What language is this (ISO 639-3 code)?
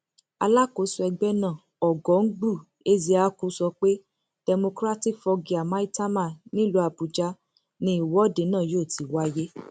yor